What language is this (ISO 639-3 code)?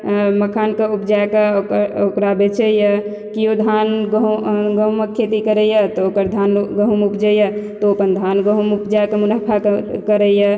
mai